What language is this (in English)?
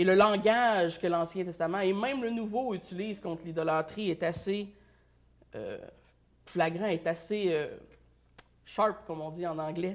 French